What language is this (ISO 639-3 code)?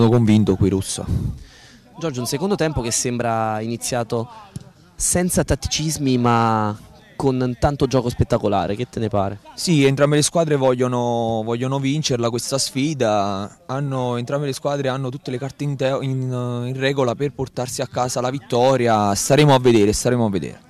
ita